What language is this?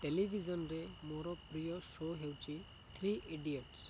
Odia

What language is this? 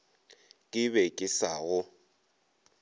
Northern Sotho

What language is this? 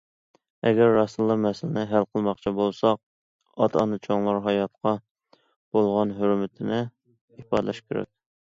Uyghur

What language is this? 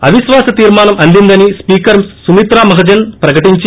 Telugu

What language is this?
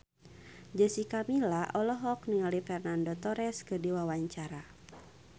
Sundanese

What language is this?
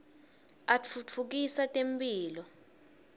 Swati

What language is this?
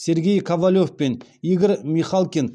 Kazakh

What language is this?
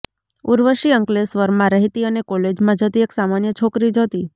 Gujarati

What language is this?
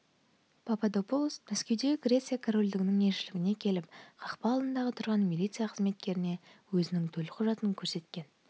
Kazakh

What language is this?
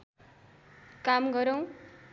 Nepali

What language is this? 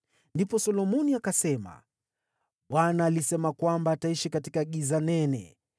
Swahili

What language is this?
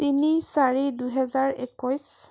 Assamese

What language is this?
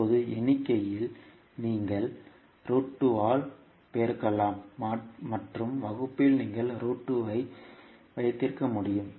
Tamil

